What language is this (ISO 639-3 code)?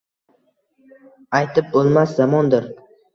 uzb